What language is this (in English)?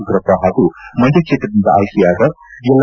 Kannada